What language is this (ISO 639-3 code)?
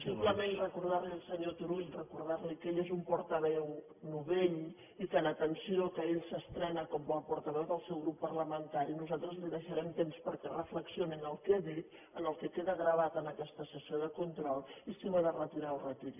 cat